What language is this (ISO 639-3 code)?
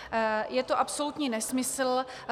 ces